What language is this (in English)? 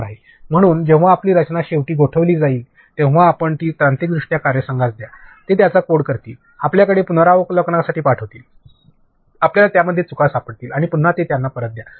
Marathi